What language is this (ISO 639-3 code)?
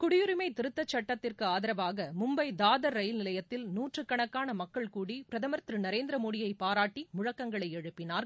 tam